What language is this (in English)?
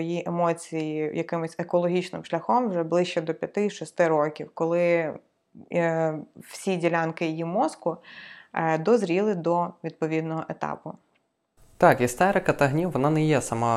Ukrainian